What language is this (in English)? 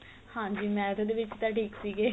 Punjabi